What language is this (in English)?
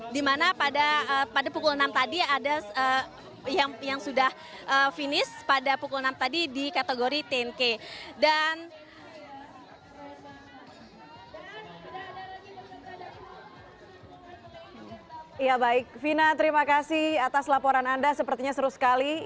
Indonesian